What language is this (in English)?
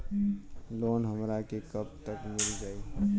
Bhojpuri